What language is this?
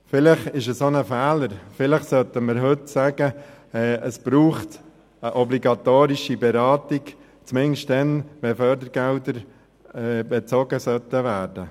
Swiss German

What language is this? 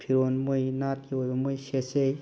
Manipuri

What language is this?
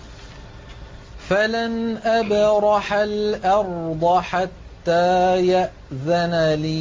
Arabic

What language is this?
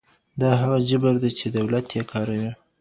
Pashto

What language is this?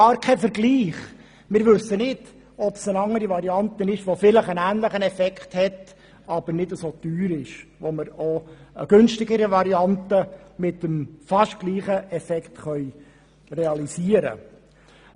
Swiss German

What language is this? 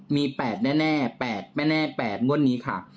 Thai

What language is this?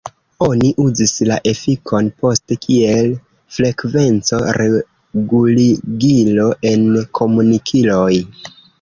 Esperanto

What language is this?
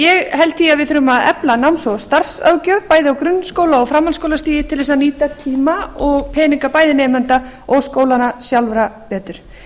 Icelandic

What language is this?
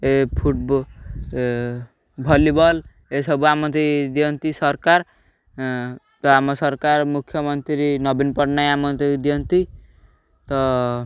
Odia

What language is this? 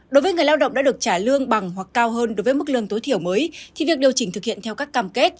Vietnamese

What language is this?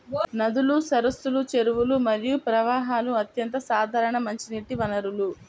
Telugu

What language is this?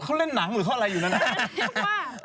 Thai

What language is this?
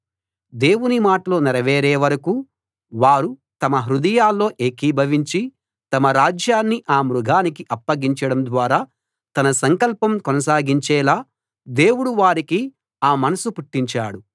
Telugu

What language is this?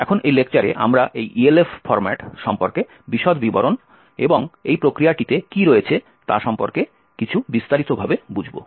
Bangla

